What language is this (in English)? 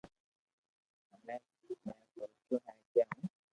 Loarki